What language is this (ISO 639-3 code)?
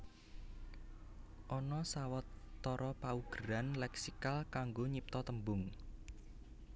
jav